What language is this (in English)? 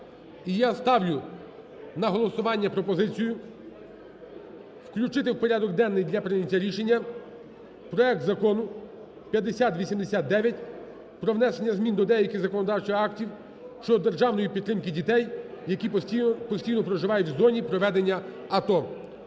Ukrainian